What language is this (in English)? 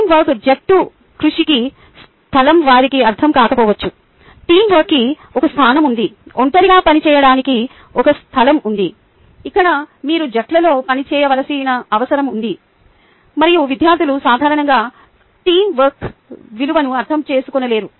Telugu